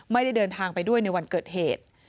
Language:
Thai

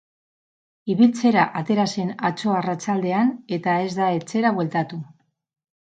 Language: Basque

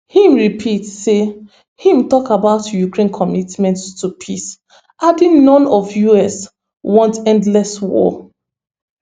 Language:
Nigerian Pidgin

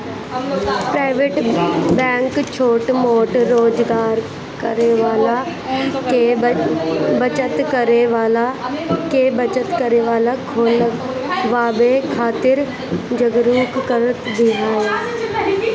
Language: Bhojpuri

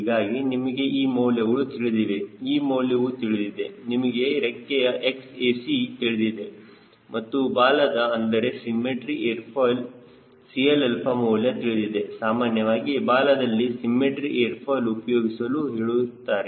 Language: Kannada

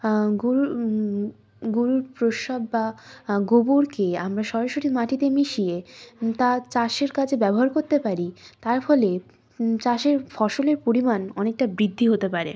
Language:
Bangla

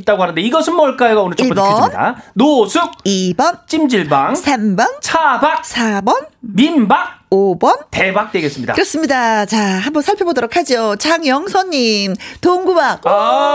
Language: Korean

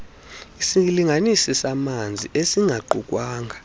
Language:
Xhosa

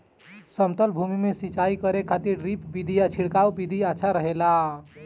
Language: Bhojpuri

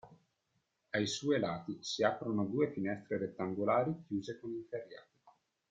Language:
Italian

